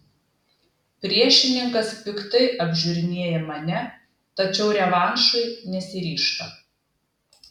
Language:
Lithuanian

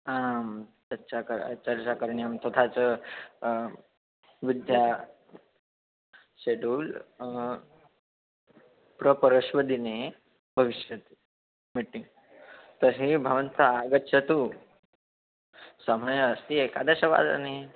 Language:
Sanskrit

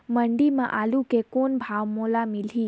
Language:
Chhattisgarhi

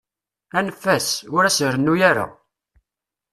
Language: Kabyle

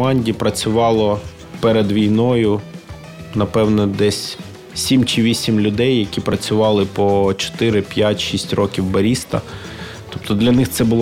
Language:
Ukrainian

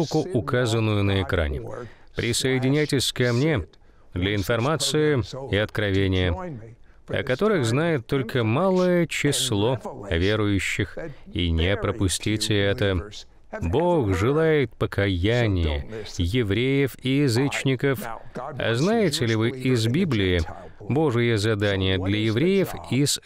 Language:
Russian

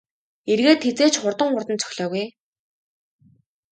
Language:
Mongolian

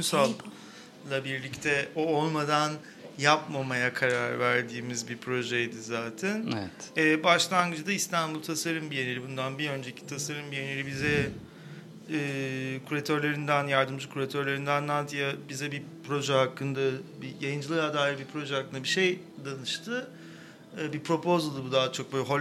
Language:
Turkish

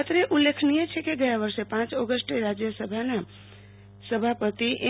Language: Gujarati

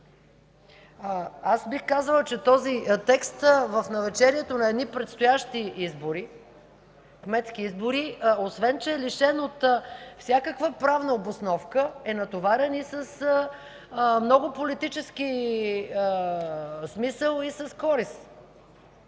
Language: Bulgarian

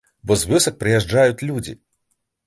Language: Belarusian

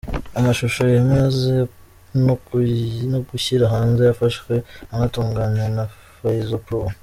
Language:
Kinyarwanda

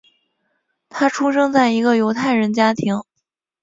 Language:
Chinese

